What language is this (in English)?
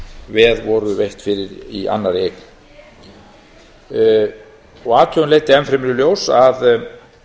Icelandic